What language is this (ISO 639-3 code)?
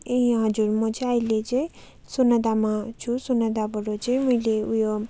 nep